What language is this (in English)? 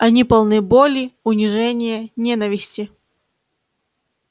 Russian